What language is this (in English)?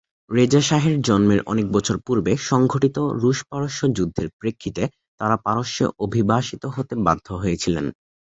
Bangla